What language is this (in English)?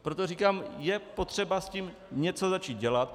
Czech